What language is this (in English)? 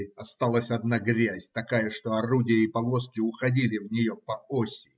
Russian